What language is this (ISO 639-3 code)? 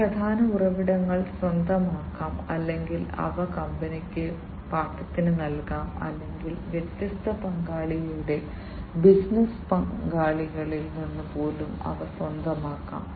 mal